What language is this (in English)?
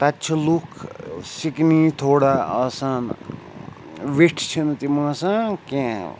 Kashmiri